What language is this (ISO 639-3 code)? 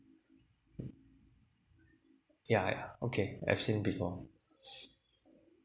eng